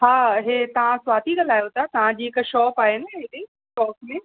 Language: Sindhi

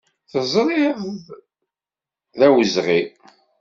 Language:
Kabyle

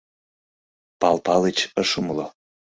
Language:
Mari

